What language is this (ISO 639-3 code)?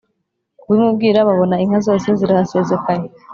kin